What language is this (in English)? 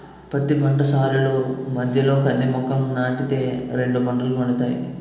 Telugu